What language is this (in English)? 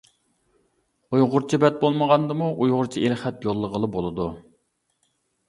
Uyghur